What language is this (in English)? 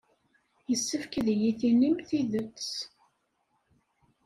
Kabyle